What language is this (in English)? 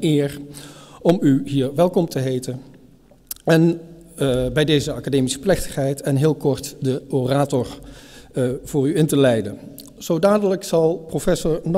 Dutch